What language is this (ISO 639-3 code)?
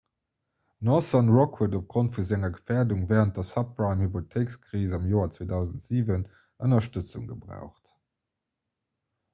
ltz